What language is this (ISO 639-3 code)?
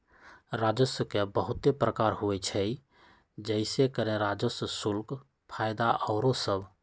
mag